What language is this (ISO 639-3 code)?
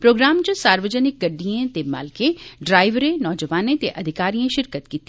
doi